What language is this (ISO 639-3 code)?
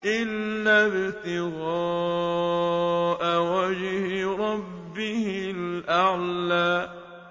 ara